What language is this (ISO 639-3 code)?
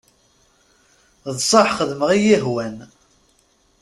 kab